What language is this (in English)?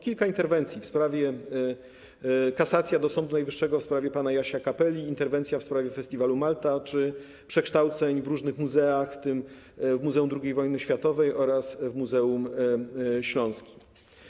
Polish